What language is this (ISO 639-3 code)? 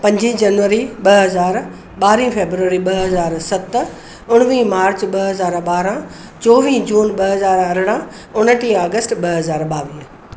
snd